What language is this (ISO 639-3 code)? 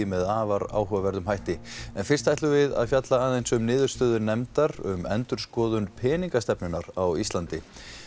isl